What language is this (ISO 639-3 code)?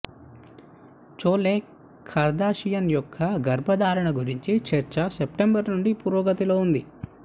tel